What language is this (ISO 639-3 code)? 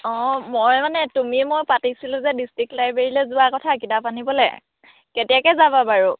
asm